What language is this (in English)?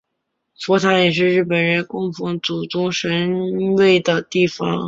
Chinese